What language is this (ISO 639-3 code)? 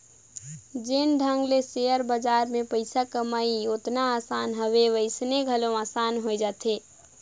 hne